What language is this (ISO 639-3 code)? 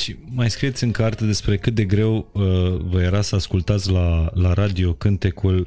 ron